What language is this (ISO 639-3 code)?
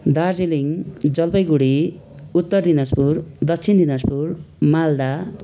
nep